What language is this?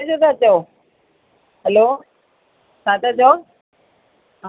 Sindhi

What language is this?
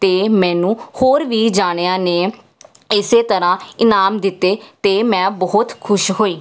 Punjabi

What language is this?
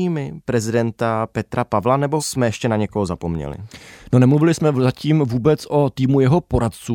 Czech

